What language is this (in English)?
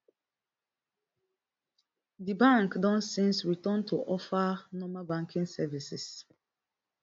Nigerian Pidgin